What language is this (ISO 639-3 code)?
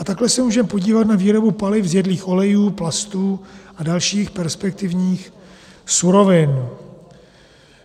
ces